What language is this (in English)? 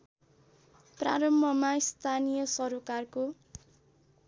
Nepali